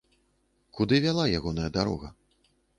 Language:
Belarusian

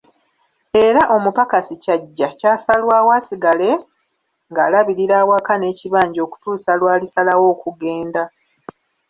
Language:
Ganda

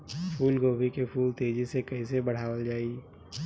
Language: Bhojpuri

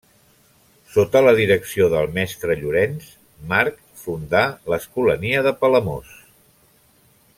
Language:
Catalan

